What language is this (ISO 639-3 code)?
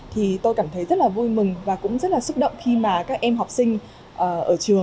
vie